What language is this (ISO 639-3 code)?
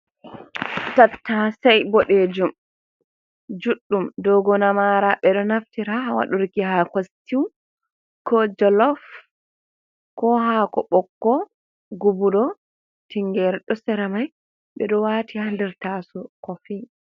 ful